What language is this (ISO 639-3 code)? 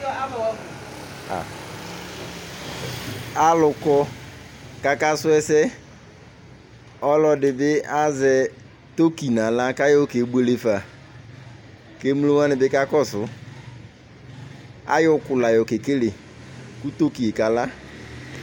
kpo